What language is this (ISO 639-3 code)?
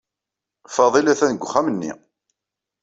kab